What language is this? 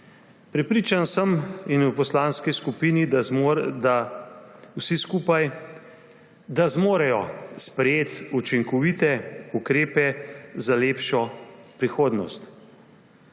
Slovenian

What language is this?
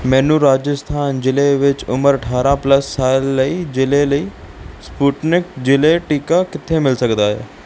Punjabi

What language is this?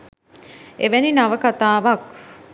Sinhala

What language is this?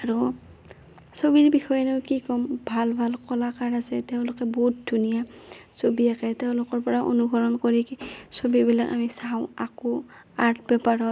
Assamese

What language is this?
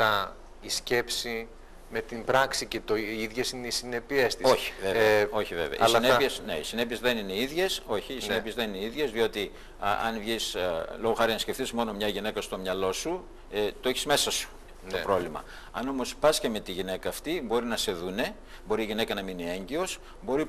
Greek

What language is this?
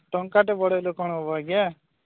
Odia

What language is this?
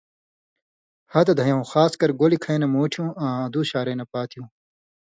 Indus Kohistani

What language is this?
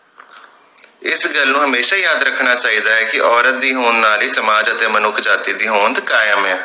Punjabi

